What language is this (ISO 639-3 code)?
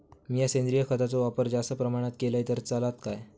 mar